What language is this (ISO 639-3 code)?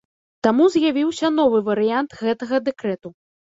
bel